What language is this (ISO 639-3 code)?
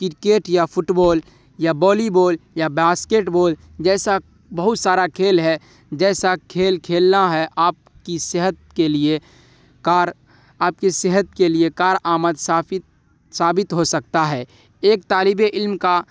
urd